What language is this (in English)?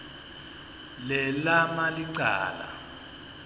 Swati